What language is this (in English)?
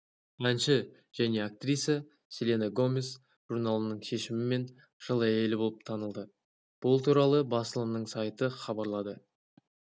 Kazakh